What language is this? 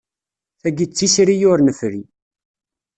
Kabyle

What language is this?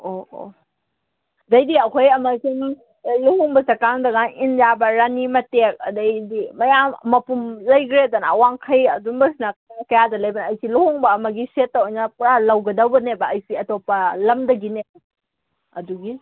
Manipuri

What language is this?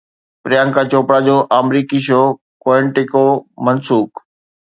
Sindhi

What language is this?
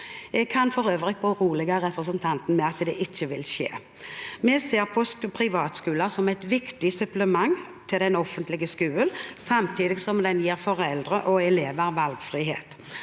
Norwegian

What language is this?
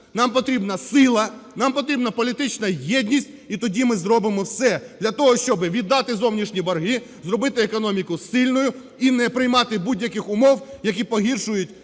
Ukrainian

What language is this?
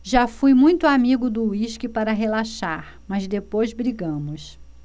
Portuguese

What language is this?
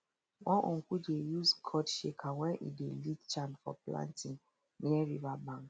Nigerian Pidgin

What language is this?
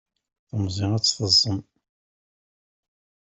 Kabyle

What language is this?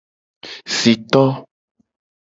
Gen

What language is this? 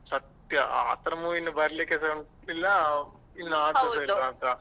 Kannada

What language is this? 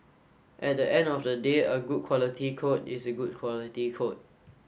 English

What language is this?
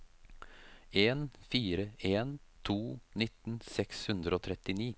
Norwegian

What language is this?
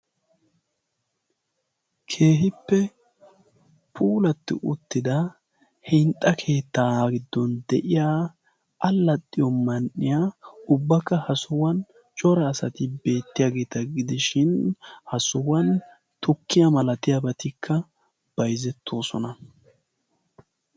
Wolaytta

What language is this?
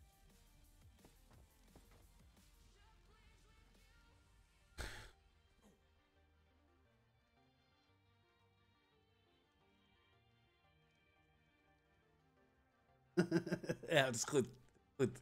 Dutch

